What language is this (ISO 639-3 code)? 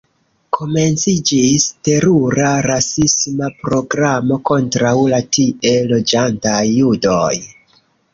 epo